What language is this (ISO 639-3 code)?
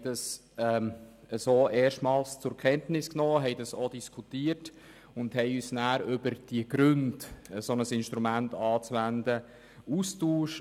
gsw